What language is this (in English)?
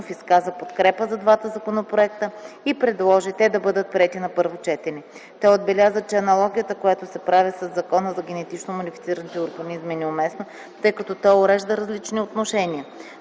Bulgarian